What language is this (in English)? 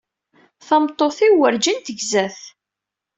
Kabyle